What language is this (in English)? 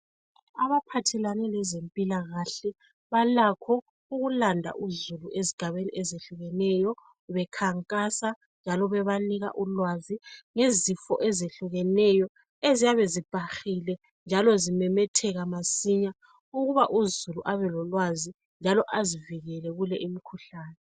North Ndebele